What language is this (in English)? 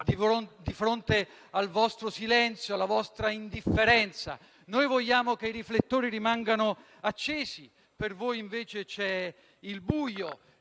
Italian